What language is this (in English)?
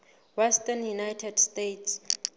Southern Sotho